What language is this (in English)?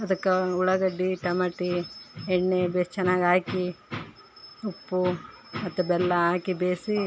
Kannada